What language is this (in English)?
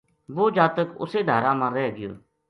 Gujari